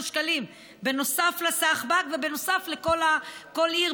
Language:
Hebrew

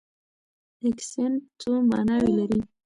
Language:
Pashto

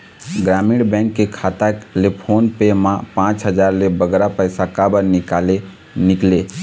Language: Chhattisgarhi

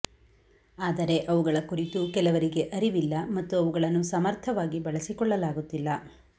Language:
Kannada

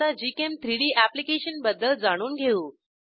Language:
Marathi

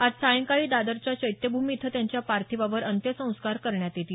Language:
Marathi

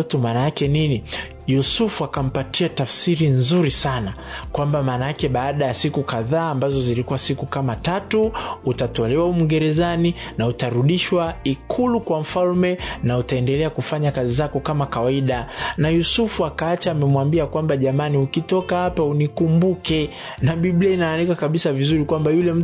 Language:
Swahili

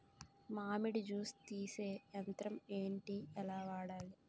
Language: Telugu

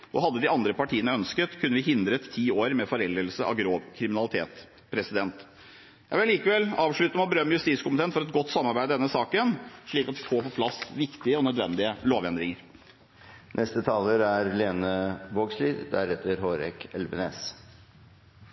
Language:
Norwegian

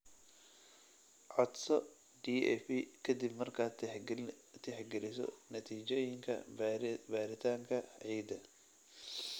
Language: Somali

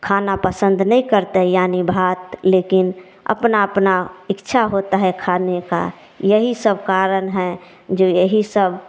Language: Hindi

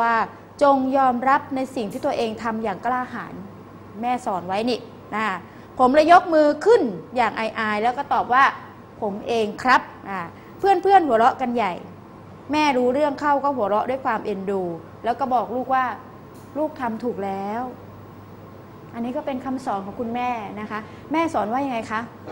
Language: Thai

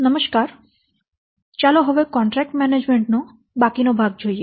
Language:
Gujarati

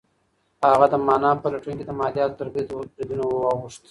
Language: Pashto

